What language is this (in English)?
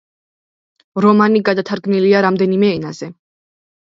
Georgian